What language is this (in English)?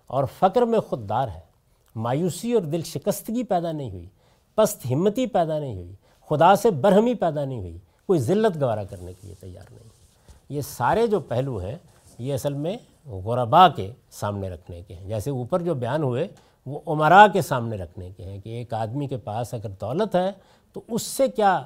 Urdu